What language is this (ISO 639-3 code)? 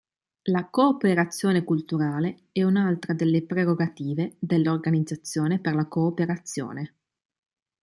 ita